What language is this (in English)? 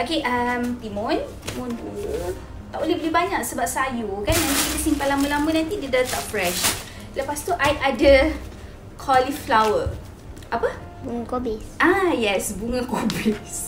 Malay